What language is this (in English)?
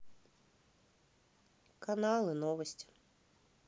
Russian